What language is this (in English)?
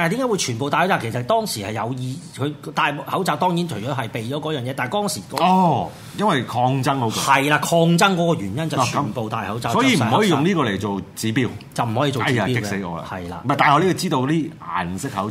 Chinese